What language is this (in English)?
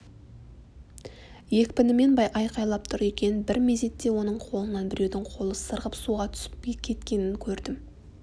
Kazakh